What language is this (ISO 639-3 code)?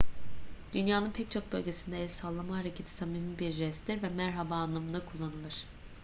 tur